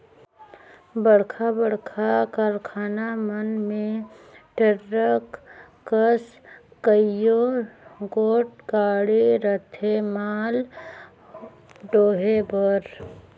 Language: Chhattisgarhi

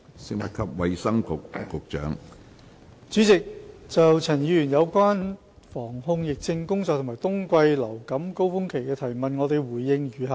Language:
Cantonese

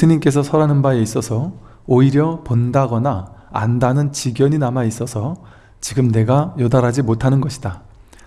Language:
Korean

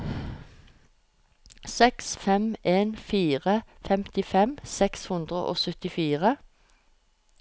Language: Norwegian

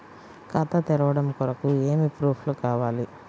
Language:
Telugu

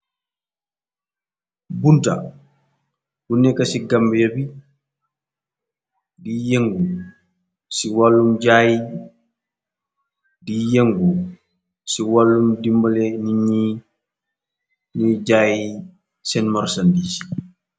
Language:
Wolof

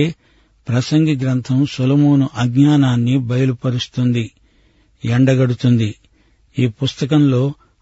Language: Telugu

